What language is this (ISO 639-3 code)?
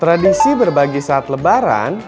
ind